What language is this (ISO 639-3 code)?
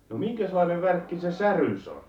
fin